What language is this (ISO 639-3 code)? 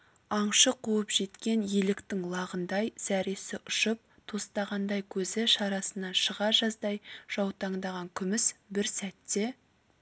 kaz